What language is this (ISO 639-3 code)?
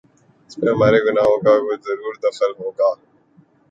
urd